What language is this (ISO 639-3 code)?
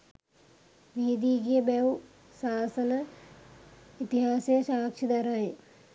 sin